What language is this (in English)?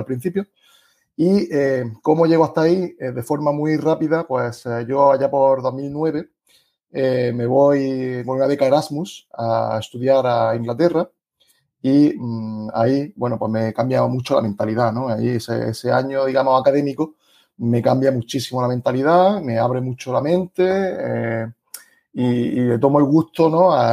Spanish